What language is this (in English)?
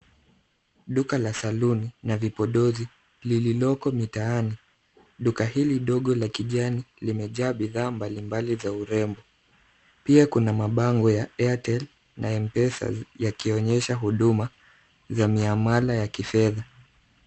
Swahili